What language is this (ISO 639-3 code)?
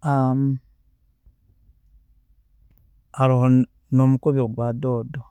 ttj